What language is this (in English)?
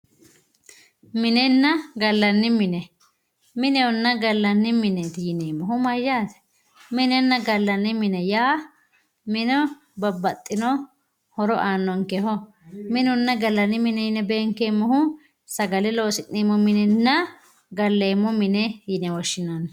Sidamo